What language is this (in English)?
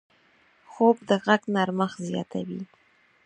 Pashto